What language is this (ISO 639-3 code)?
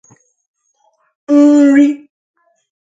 ibo